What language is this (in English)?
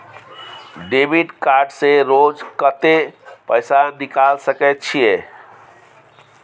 Maithili